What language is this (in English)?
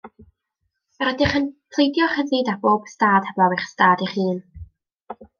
Welsh